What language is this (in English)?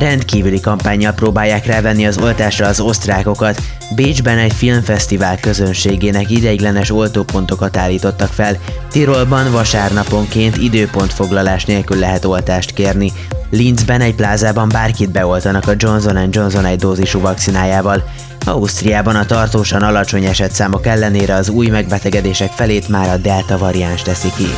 Hungarian